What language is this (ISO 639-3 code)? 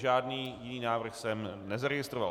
ces